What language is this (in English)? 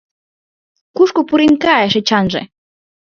Mari